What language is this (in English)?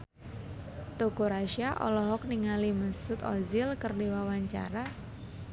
Sundanese